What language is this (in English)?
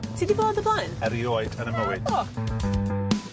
Welsh